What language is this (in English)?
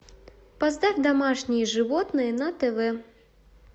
Russian